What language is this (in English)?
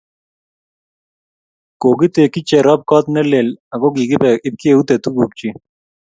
Kalenjin